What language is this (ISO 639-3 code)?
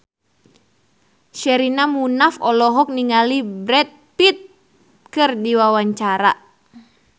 sun